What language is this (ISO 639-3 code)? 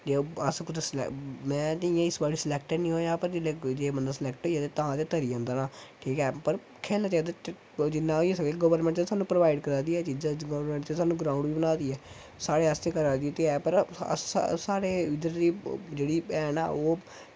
doi